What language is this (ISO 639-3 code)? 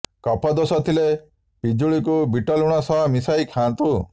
ori